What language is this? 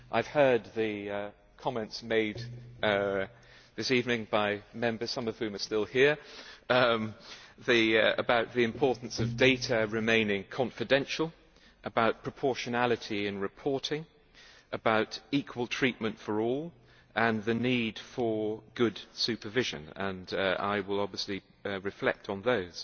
English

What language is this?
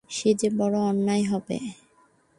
Bangla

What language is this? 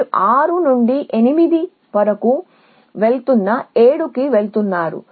Telugu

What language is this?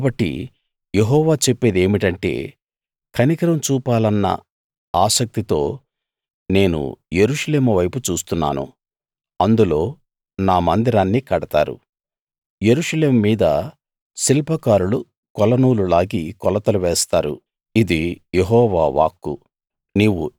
Telugu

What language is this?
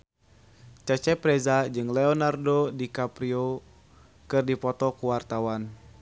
Sundanese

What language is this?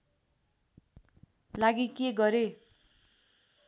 Nepali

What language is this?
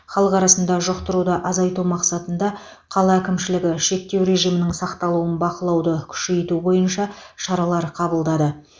Kazakh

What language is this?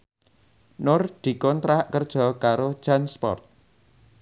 Javanese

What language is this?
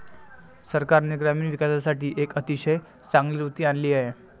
Marathi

